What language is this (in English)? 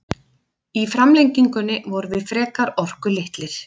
Icelandic